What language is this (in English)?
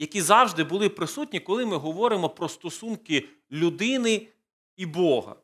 Ukrainian